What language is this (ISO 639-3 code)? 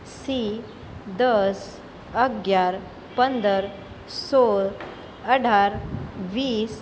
guj